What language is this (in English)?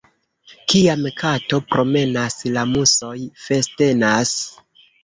Esperanto